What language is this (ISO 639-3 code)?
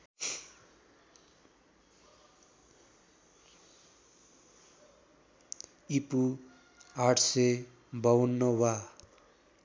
nep